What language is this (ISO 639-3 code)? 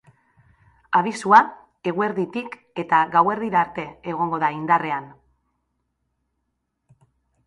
eus